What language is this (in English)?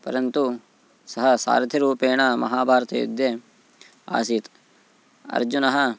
Sanskrit